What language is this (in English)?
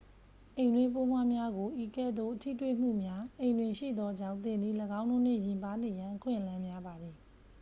Burmese